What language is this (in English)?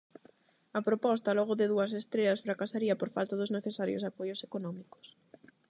Galician